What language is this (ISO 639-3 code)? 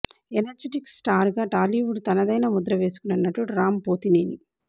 tel